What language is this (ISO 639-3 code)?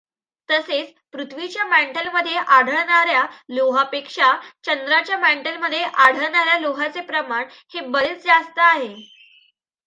mar